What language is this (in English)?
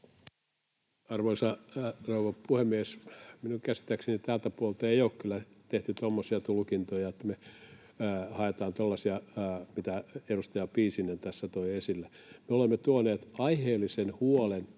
Finnish